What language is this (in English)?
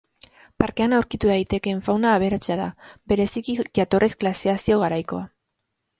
Basque